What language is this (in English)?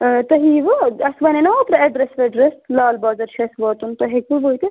Kashmiri